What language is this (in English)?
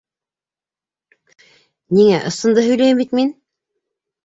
Bashkir